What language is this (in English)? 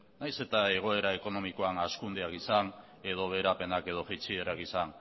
Basque